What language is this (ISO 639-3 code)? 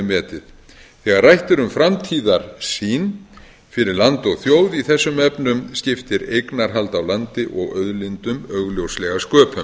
isl